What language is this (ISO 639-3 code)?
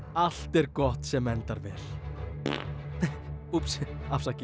isl